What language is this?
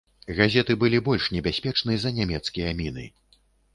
Belarusian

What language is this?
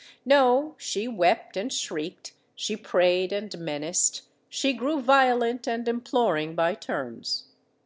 English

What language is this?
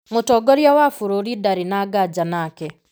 Kikuyu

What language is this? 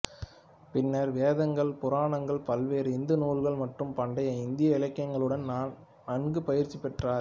Tamil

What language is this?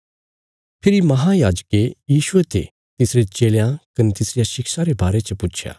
Bilaspuri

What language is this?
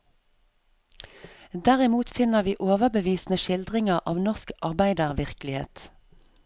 Norwegian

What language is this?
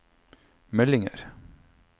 Norwegian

